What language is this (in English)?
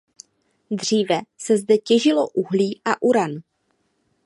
Czech